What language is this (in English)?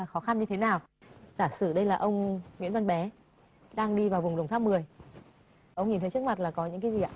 Vietnamese